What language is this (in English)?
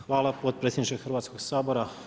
Croatian